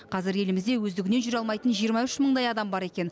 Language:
Kazakh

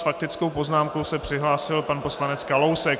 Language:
Czech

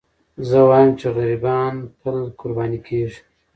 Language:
Pashto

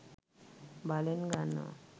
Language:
Sinhala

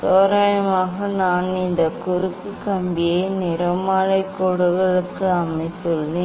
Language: Tamil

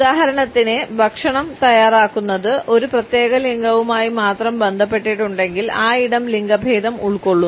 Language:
Malayalam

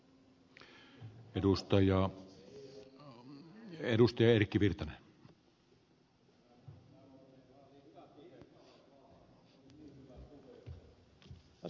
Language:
Finnish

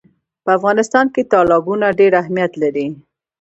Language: Pashto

